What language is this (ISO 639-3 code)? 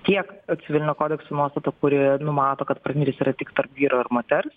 lit